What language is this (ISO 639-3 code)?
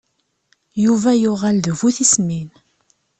kab